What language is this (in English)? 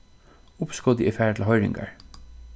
Faroese